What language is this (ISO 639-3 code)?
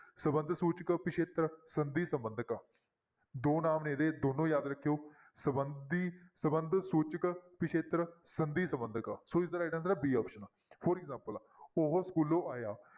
pan